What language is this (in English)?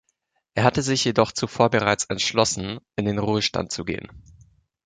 German